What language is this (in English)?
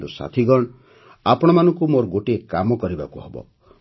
Odia